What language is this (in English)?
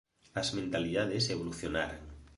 Galician